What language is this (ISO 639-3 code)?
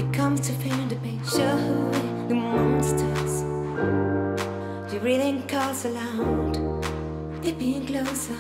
ell